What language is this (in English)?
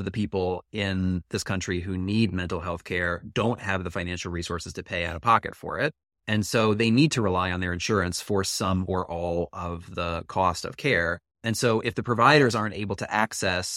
English